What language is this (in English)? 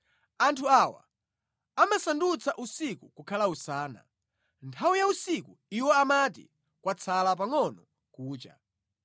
Nyanja